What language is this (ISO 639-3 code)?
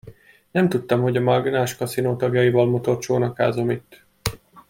hun